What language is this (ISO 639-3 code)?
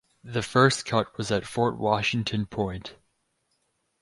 eng